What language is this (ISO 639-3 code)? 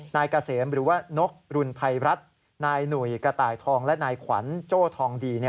tha